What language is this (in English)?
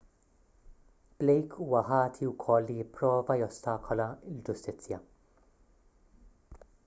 Maltese